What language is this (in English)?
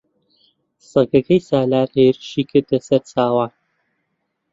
Central Kurdish